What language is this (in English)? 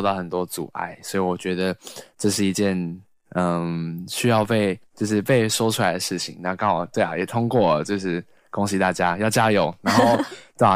Chinese